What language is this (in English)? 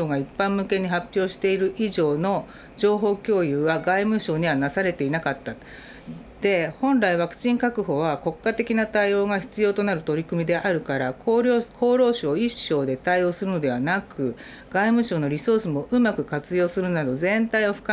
Japanese